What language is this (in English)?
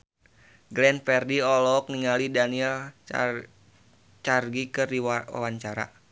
Sundanese